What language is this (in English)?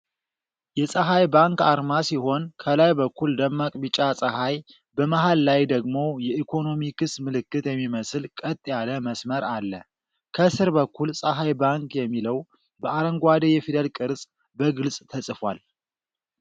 Amharic